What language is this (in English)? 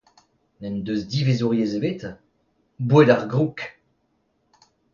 Breton